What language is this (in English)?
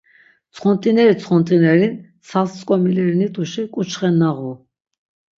Laz